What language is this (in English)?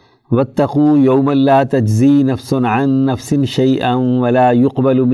Urdu